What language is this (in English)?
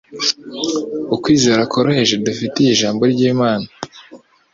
Kinyarwanda